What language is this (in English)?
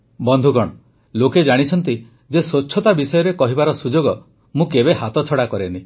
Odia